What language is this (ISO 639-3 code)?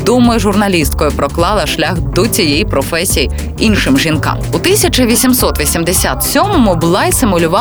ukr